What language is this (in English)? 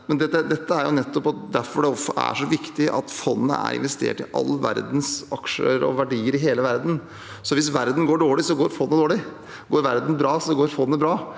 Norwegian